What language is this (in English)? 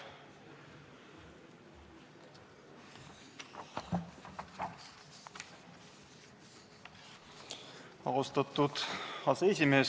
Estonian